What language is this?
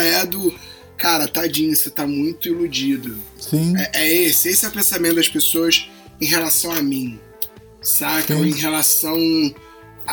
Portuguese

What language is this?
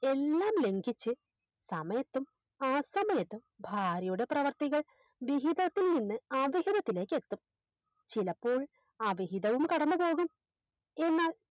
Malayalam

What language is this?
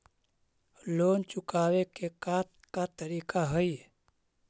Magahi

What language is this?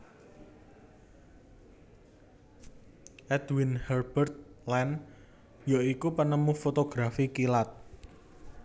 Javanese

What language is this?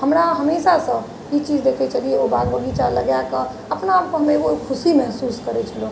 Maithili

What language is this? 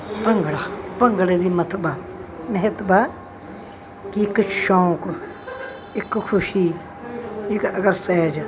Punjabi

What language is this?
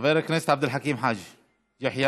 Hebrew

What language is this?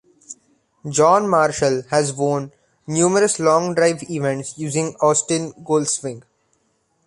English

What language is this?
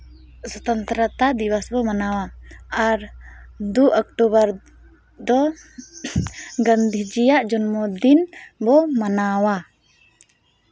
Santali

